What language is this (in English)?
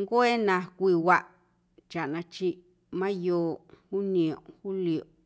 Guerrero Amuzgo